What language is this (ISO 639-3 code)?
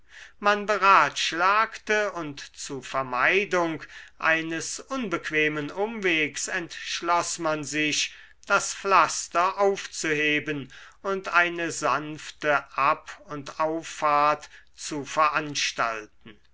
deu